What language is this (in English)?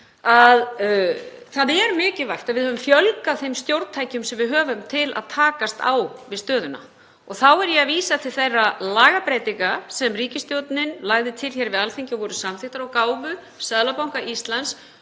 Icelandic